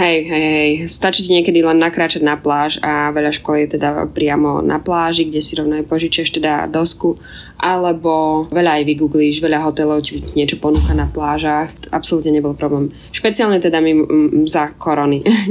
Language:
Slovak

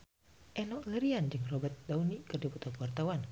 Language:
Sundanese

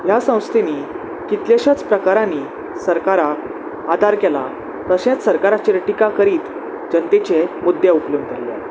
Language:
Konkani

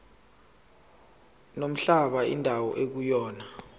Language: Zulu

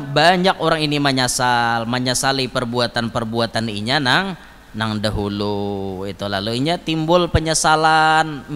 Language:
Indonesian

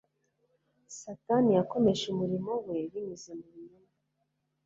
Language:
Kinyarwanda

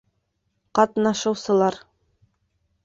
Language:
Bashkir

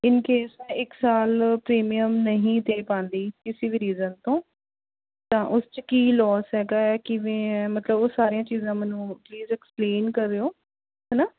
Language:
Punjabi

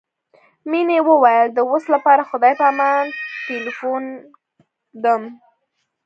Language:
Pashto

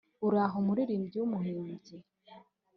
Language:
Kinyarwanda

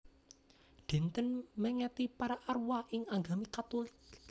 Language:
Javanese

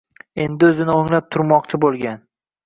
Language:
Uzbek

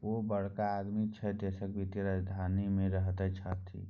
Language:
Maithili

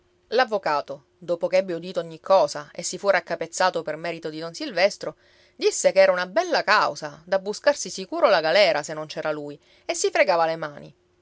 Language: Italian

